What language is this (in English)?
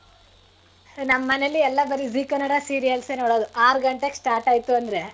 Kannada